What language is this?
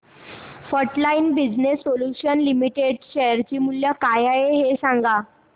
Marathi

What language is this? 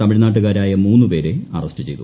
Malayalam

